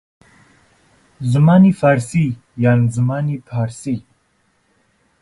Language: Central Kurdish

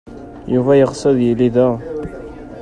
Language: Kabyle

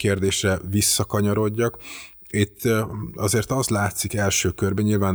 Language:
Hungarian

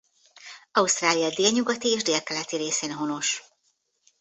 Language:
Hungarian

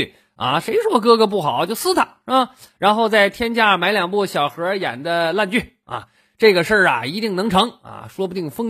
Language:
Chinese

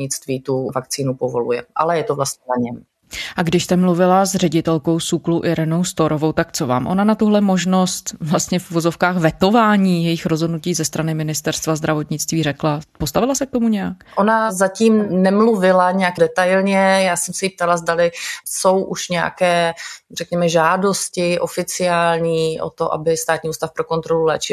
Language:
Czech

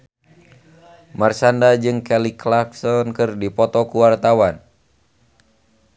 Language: Sundanese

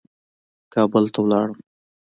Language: Pashto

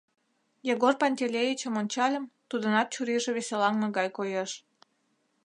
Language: Mari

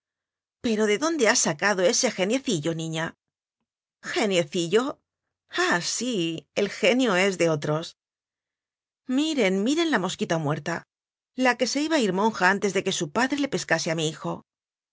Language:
Spanish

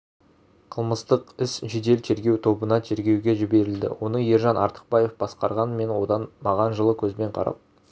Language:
Kazakh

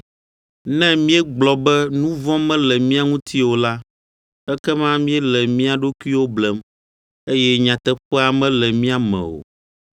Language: Ewe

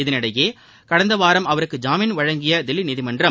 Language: Tamil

